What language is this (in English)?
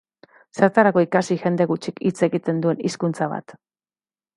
Basque